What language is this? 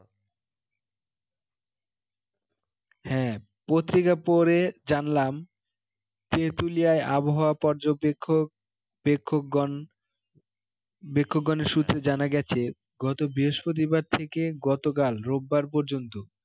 Bangla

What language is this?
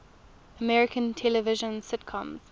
English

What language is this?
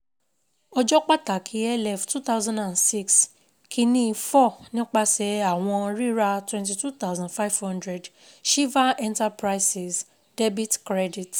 Yoruba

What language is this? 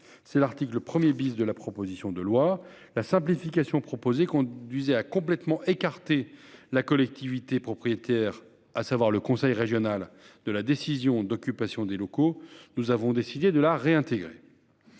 French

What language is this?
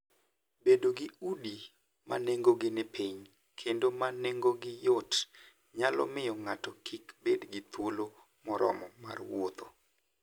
Luo (Kenya and Tanzania)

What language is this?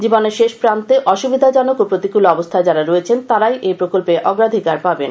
Bangla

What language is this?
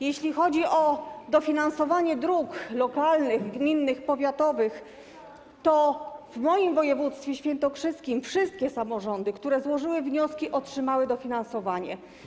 Polish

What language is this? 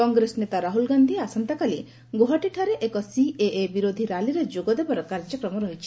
Odia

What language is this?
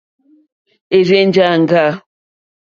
Mokpwe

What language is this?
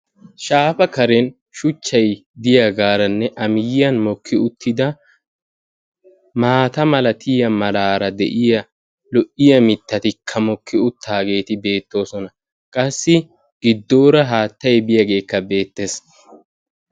Wolaytta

